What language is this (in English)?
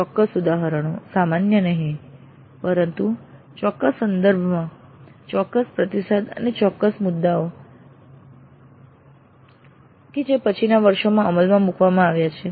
Gujarati